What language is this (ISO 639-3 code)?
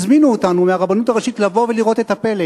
heb